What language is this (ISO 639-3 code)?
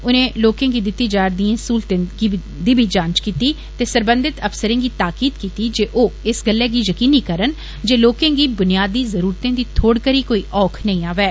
doi